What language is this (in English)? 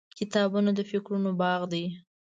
Pashto